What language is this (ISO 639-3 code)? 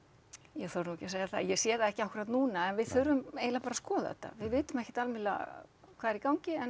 isl